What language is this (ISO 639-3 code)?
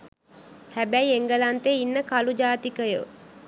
sin